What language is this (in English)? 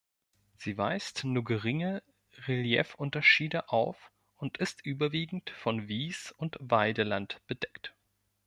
German